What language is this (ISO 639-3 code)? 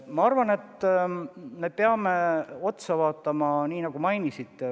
est